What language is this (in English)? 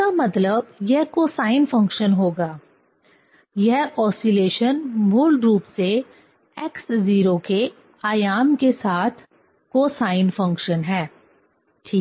Hindi